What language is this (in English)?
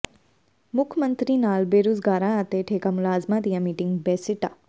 Punjabi